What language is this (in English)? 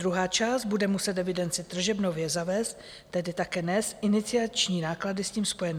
Czech